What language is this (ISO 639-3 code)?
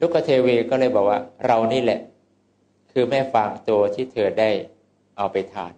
tha